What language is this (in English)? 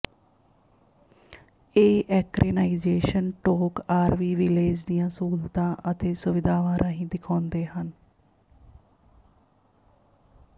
Punjabi